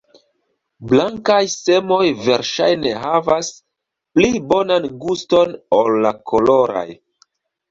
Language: Esperanto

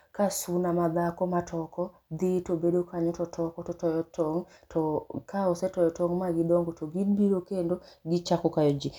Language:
Luo (Kenya and Tanzania)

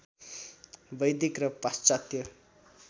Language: Nepali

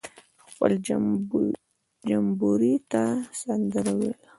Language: Pashto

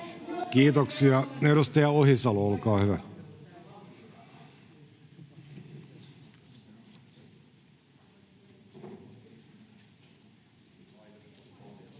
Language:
Finnish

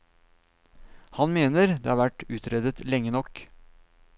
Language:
Norwegian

